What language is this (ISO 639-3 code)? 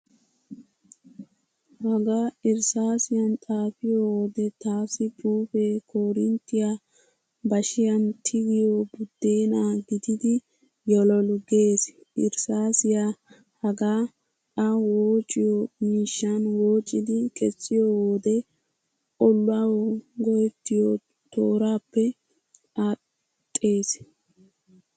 wal